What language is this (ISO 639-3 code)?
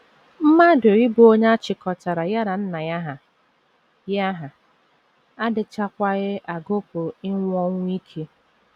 ibo